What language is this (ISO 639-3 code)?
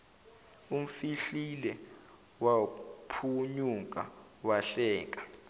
zul